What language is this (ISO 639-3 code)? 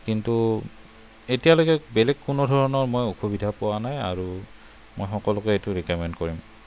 asm